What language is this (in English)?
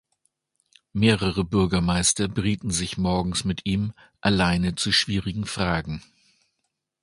German